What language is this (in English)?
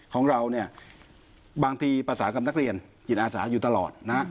Thai